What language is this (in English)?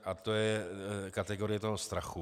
Czech